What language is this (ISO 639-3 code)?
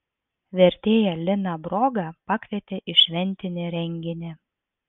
lit